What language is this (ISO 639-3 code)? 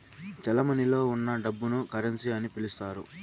tel